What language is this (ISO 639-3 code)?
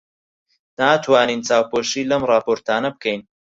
ckb